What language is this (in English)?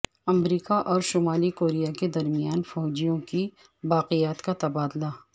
Urdu